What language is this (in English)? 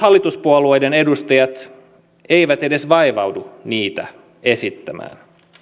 Finnish